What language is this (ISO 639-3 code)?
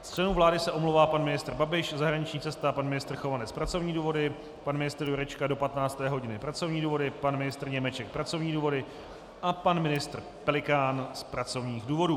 ces